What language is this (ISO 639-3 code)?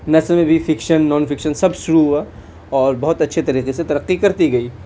urd